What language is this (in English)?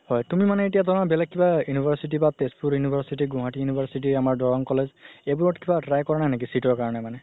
Assamese